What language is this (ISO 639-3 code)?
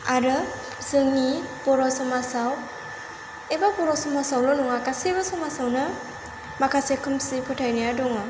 brx